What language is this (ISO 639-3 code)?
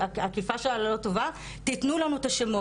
heb